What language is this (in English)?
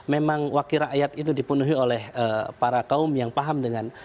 Indonesian